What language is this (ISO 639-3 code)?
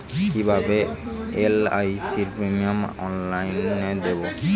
ben